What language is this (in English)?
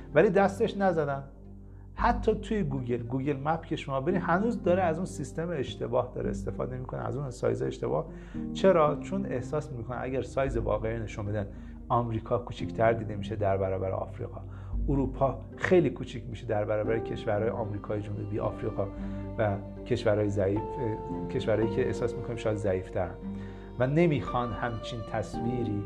Persian